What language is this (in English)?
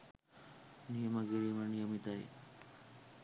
Sinhala